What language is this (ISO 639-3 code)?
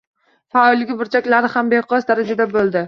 uzb